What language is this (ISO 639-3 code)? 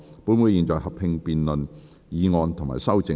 yue